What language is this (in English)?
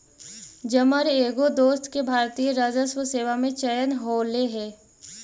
Magahi